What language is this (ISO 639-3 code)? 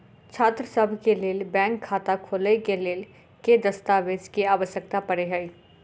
mai